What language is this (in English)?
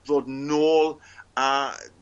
Welsh